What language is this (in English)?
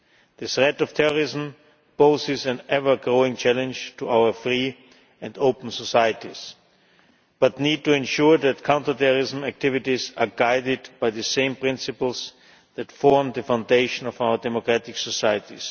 English